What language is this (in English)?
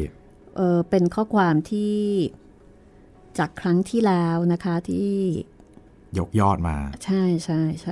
Thai